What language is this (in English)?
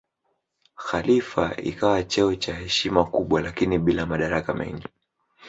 Swahili